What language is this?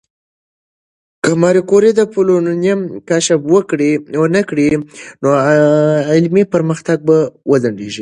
Pashto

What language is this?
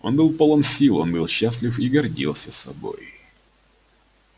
Russian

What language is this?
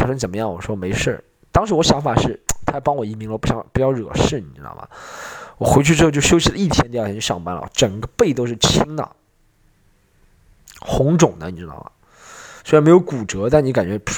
Chinese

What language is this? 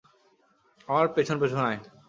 Bangla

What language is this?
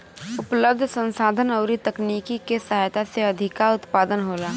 Bhojpuri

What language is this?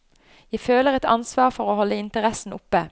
Norwegian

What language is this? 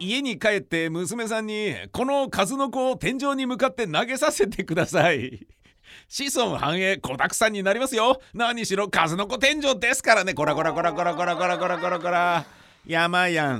Japanese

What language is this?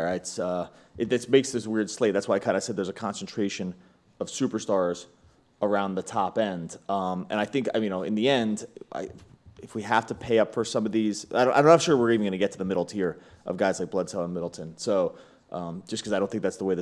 English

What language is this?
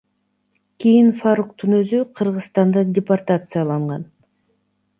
Kyrgyz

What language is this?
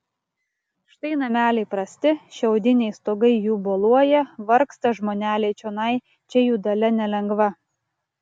Lithuanian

